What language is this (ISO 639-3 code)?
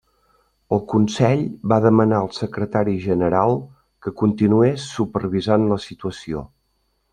cat